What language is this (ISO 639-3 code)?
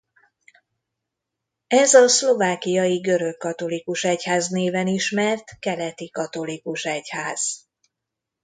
hun